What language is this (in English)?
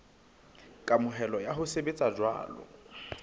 Southern Sotho